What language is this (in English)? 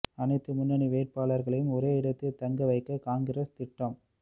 Tamil